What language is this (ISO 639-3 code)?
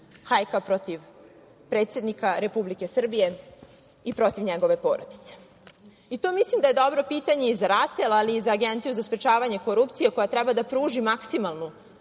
srp